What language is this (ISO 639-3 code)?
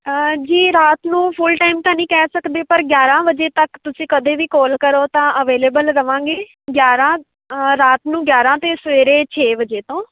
pan